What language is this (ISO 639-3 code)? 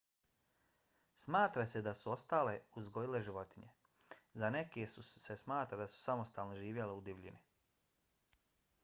bos